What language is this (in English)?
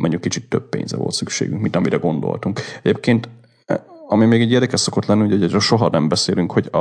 Hungarian